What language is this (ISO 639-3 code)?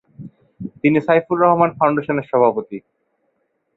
ben